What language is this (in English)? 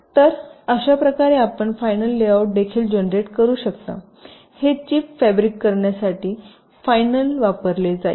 Marathi